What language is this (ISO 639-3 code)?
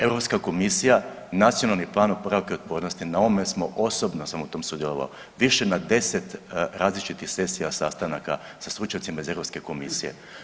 hrv